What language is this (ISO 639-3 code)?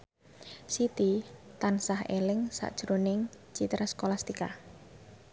jav